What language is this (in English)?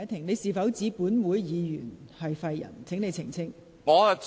Cantonese